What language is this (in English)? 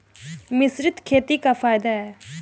Bhojpuri